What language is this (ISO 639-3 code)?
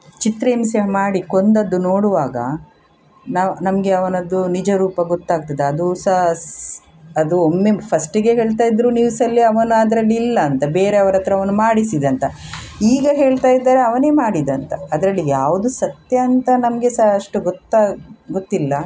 kan